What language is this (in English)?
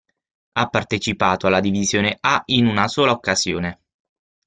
Italian